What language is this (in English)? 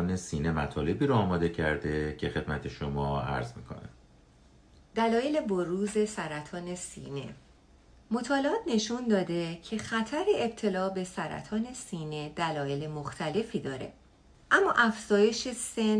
Persian